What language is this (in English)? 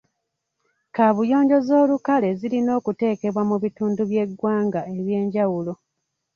Ganda